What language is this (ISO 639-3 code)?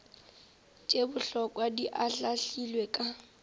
nso